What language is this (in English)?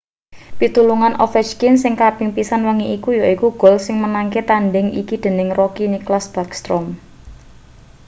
Javanese